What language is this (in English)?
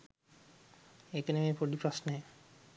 Sinhala